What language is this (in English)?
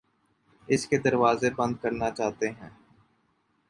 Urdu